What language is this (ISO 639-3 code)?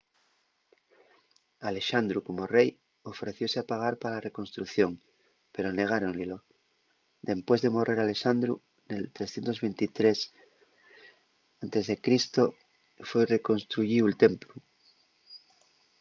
ast